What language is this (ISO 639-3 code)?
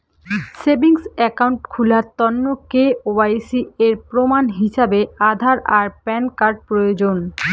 ben